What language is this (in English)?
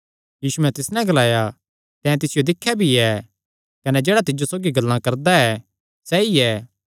Kangri